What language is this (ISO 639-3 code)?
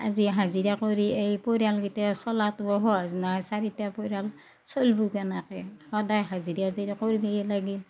asm